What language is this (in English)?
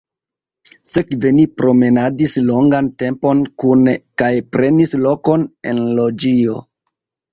Esperanto